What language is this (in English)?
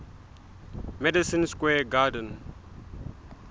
Southern Sotho